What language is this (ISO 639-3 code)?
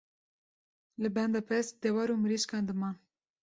kur